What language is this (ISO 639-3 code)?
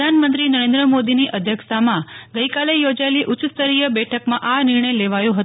guj